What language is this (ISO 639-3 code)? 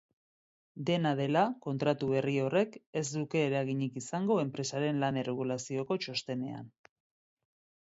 eus